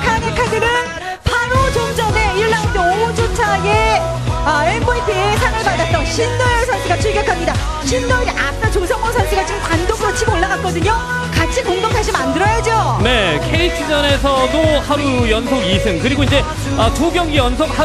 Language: Korean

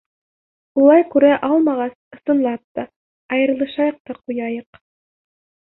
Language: Bashkir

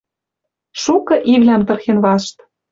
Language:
Western Mari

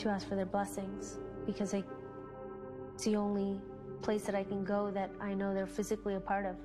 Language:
English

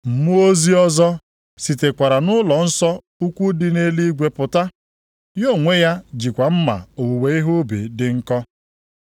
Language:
Igbo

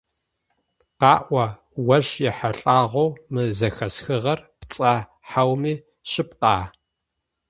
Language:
Adyghe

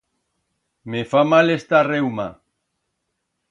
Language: Aragonese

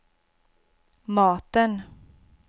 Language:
Swedish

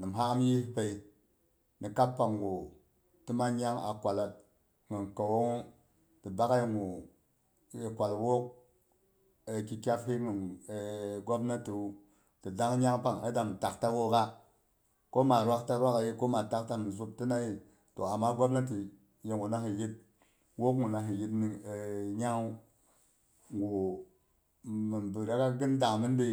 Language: Boghom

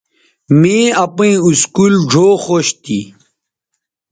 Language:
Bateri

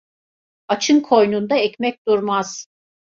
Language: Turkish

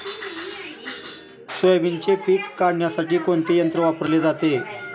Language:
Marathi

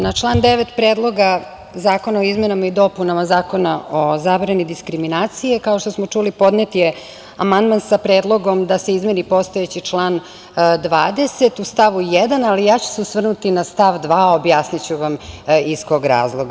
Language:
Serbian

